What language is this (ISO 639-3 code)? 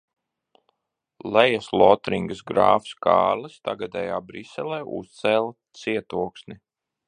lav